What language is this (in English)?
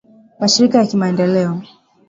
Swahili